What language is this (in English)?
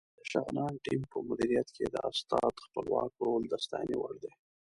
Pashto